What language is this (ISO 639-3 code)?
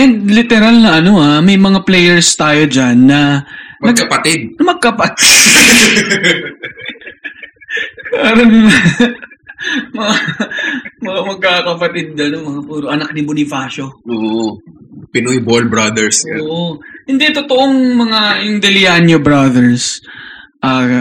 fil